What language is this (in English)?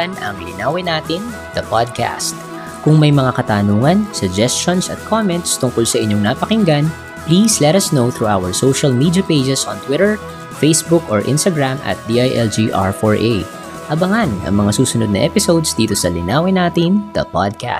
Filipino